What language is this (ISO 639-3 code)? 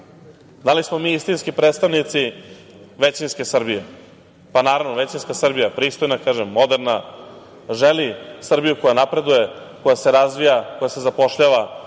srp